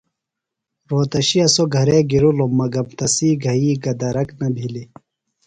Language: Phalura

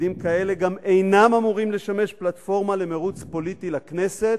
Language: Hebrew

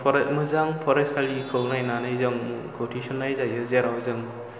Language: Bodo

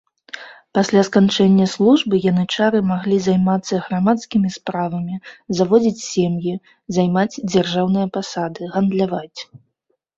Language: Belarusian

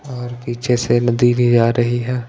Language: Hindi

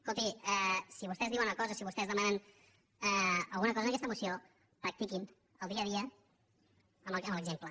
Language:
Catalan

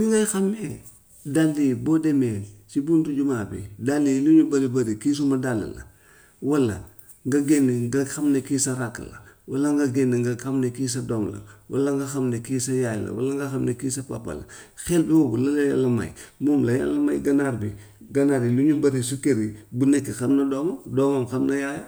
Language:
Gambian Wolof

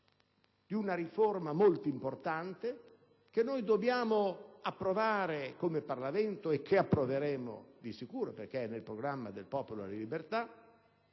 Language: Italian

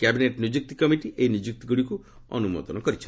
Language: Odia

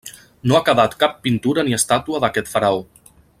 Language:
Catalan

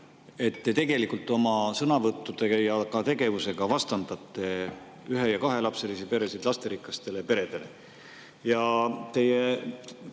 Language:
Estonian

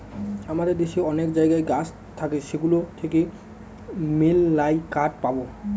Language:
Bangla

